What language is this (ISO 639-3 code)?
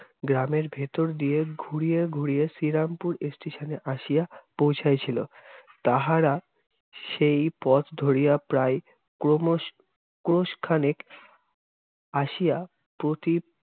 ben